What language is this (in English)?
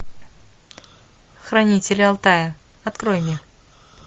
Russian